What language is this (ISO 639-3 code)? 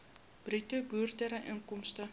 afr